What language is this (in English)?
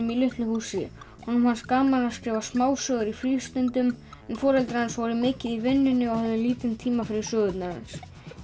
Icelandic